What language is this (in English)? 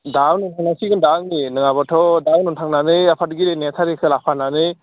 Bodo